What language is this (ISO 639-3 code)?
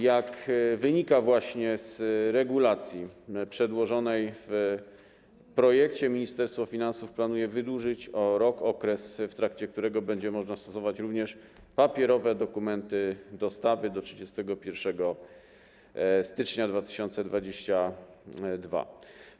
pol